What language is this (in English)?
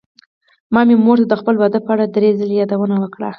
Pashto